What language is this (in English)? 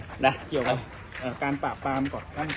Thai